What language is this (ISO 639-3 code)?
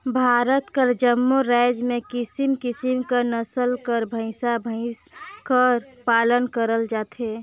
hne